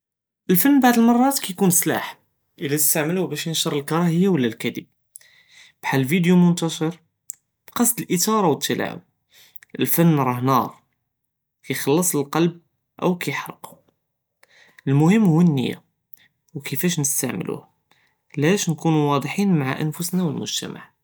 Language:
Judeo-Arabic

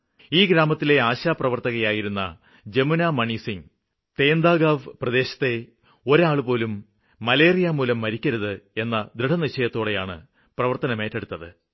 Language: Malayalam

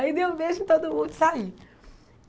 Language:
Portuguese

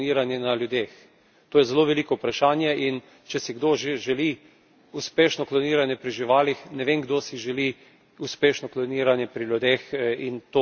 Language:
Slovenian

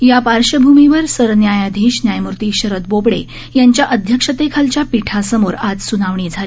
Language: Marathi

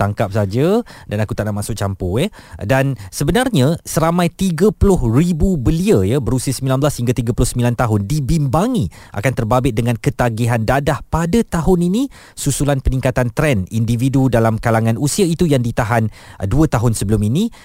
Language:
Malay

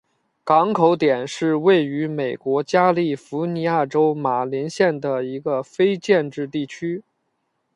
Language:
Chinese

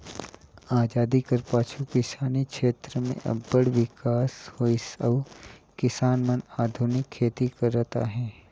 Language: Chhattisgarhi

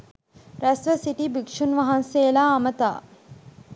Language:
Sinhala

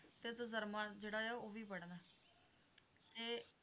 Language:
Punjabi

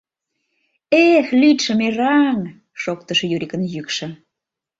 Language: Mari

